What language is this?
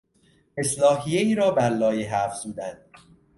Persian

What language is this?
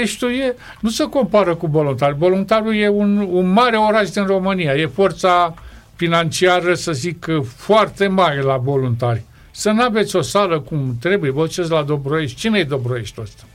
Romanian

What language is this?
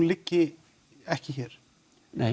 Icelandic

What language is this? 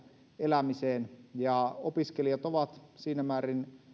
Finnish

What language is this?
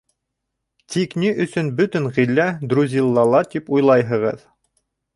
Bashkir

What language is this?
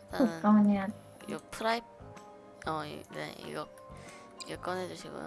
Korean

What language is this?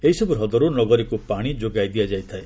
Odia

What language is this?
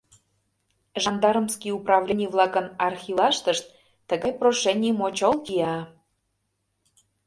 Mari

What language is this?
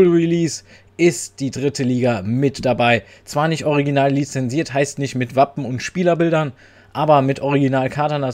German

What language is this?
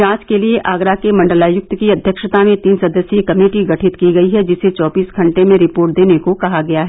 Hindi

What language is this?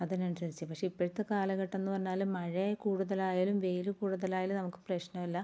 Malayalam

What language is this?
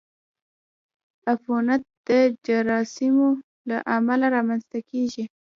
Pashto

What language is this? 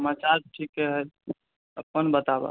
Maithili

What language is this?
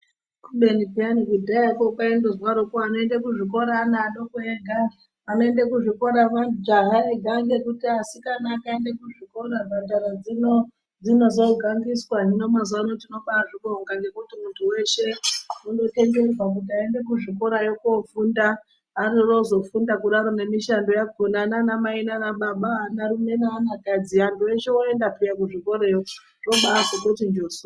Ndau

